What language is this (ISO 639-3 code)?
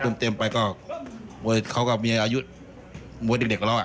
tha